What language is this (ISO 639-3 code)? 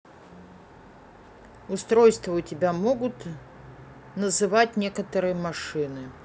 rus